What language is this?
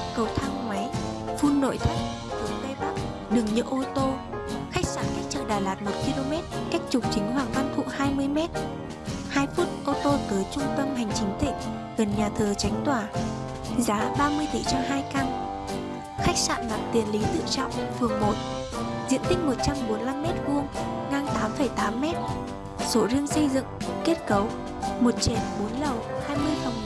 Vietnamese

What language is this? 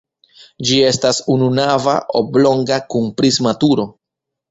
Esperanto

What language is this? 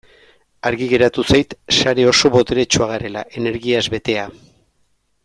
Basque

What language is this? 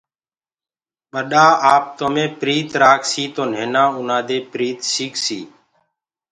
Gurgula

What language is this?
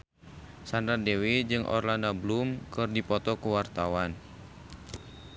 Sundanese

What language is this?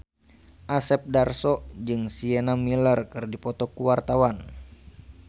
Sundanese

